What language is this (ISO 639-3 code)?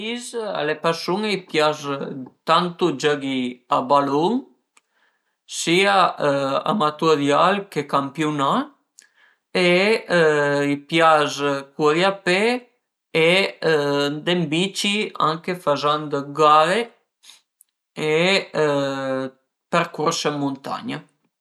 pms